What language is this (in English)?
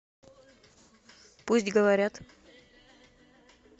Russian